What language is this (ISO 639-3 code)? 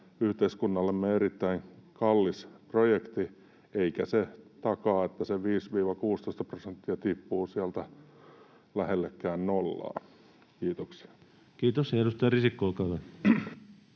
fin